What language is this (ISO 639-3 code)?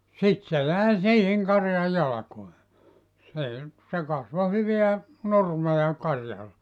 fin